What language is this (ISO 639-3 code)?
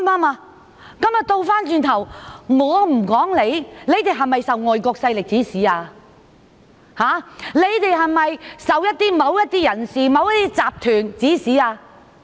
yue